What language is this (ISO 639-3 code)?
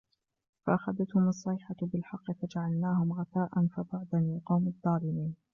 ara